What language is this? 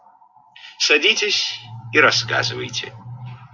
Russian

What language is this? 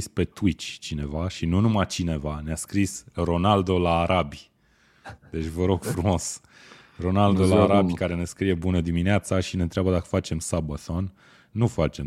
Romanian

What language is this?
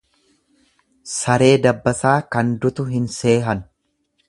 Oromo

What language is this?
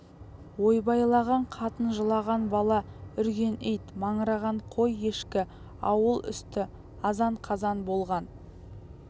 Kazakh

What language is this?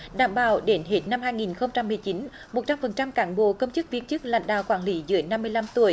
Vietnamese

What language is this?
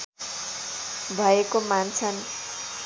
Nepali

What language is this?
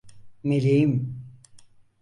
Turkish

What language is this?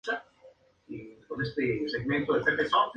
Spanish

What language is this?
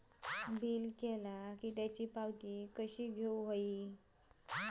Marathi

